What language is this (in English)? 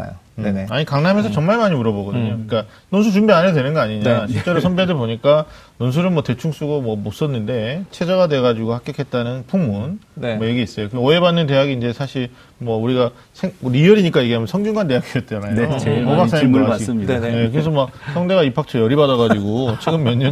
Korean